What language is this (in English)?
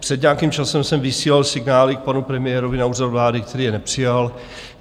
Czech